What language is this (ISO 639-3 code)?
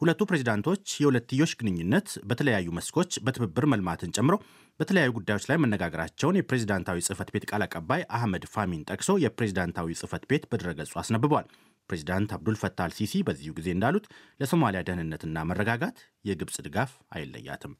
amh